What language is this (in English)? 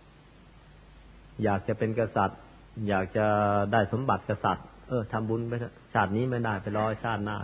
Thai